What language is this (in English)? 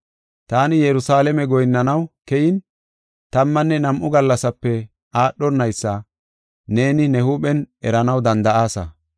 Gofa